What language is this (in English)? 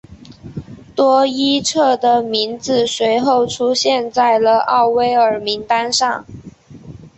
Chinese